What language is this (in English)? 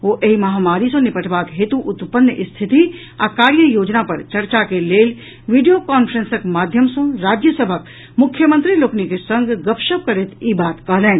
Maithili